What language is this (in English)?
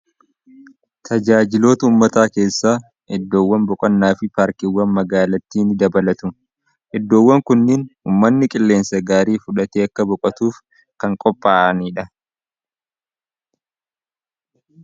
Oromo